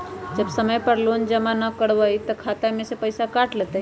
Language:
Magahi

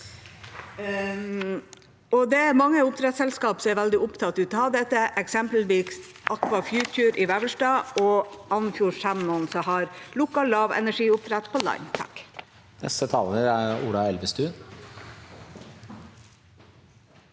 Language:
Norwegian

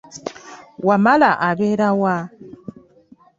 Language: Ganda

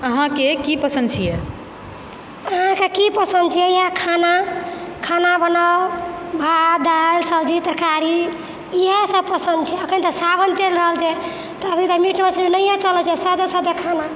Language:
Maithili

